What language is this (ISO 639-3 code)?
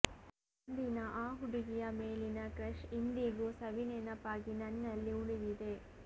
kan